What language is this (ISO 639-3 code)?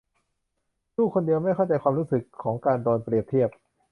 tha